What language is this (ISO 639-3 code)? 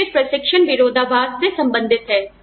hin